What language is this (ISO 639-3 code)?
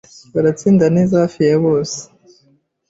kin